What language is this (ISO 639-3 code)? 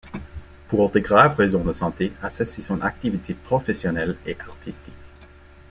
fra